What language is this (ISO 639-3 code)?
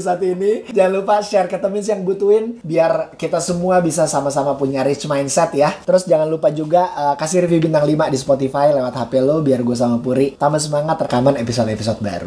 ind